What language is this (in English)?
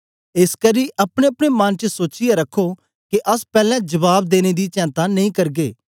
Dogri